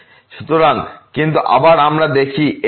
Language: Bangla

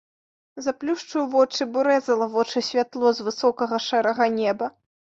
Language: Belarusian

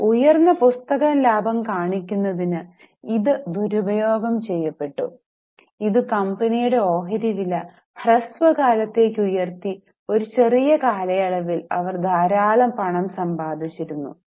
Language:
Malayalam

